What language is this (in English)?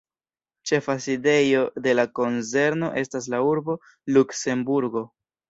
Esperanto